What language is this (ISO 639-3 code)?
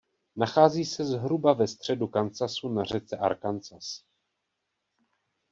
ces